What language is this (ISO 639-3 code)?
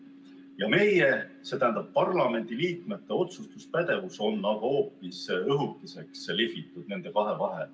est